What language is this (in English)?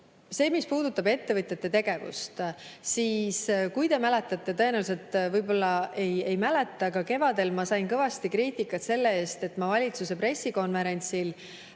Estonian